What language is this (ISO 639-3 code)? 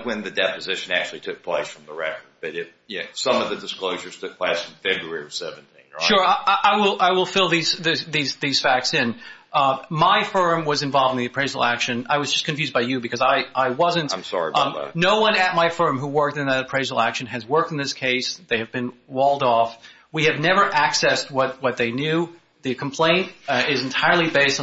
eng